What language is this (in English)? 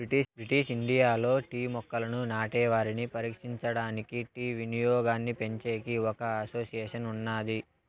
Telugu